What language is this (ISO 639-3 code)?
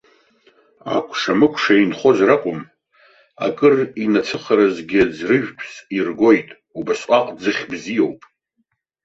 abk